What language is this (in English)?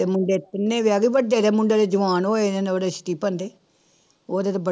Punjabi